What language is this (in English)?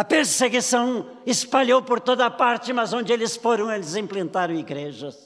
Portuguese